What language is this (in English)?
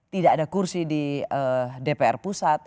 Indonesian